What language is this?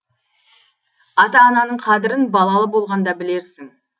Kazakh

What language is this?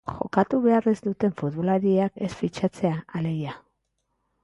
Basque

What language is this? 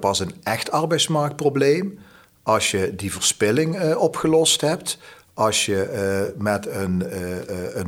Dutch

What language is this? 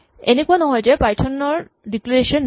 Assamese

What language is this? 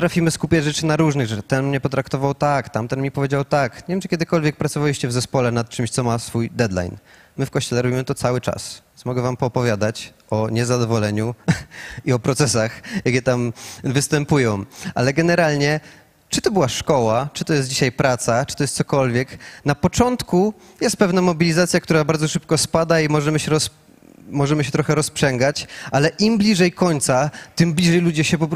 Polish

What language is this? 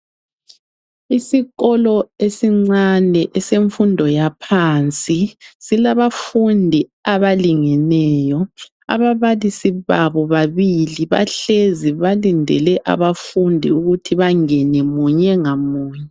North Ndebele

